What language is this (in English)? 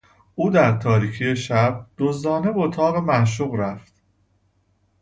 Persian